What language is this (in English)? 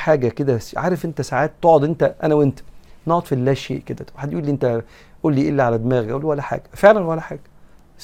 Arabic